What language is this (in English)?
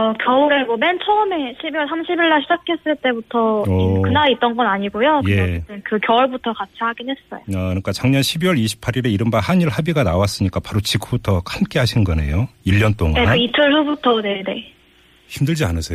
Korean